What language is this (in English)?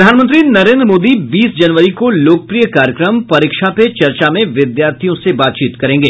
Hindi